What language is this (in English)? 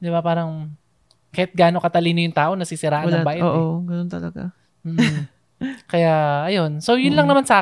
Filipino